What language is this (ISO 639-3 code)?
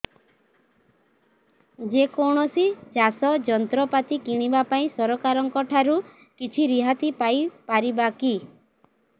ori